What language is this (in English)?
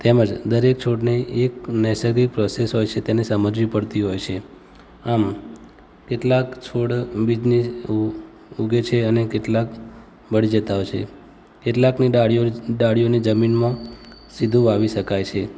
Gujarati